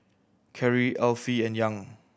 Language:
English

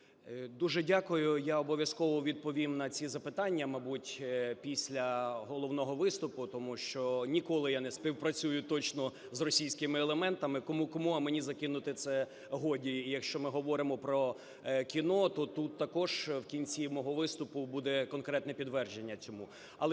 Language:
Ukrainian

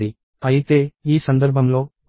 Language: Telugu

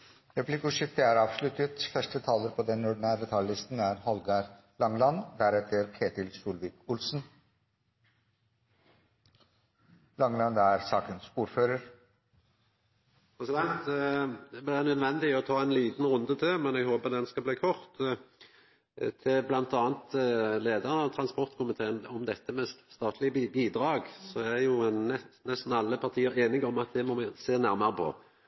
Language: Norwegian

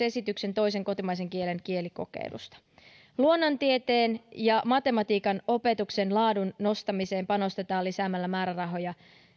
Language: Finnish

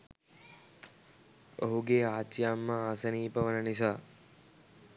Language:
Sinhala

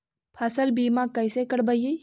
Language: Magahi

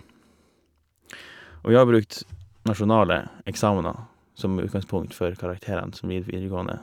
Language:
Norwegian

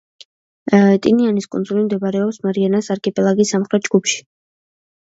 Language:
Georgian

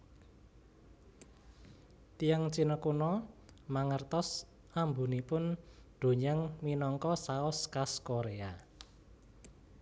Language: Javanese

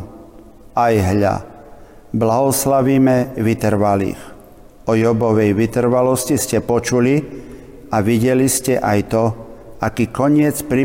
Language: Slovak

